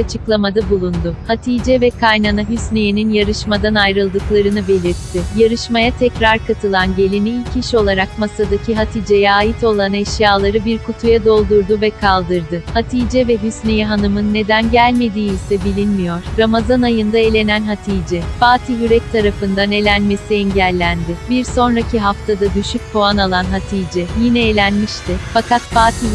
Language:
Turkish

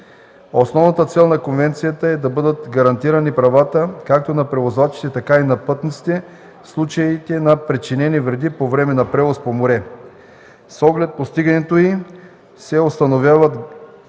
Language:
Bulgarian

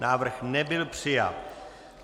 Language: Czech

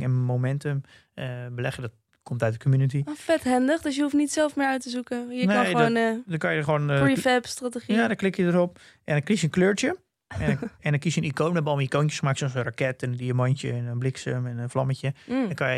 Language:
Dutch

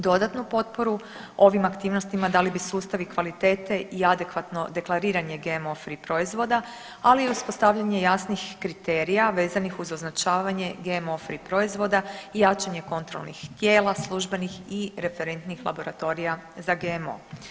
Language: Croatian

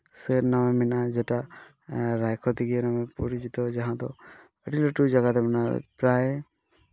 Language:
Santali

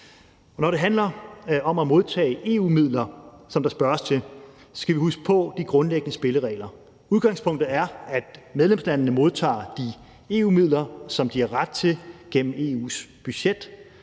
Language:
Danish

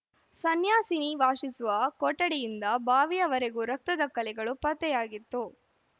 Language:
Kannada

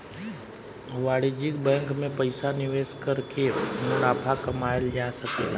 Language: Bhojpuri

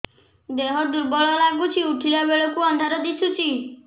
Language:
Odia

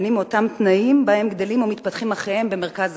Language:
Hebrew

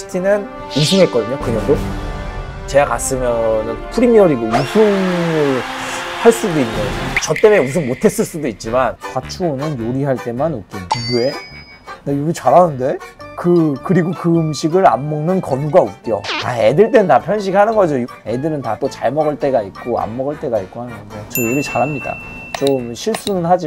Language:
Korean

